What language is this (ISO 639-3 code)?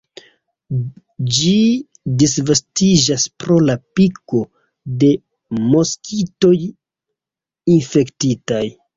epo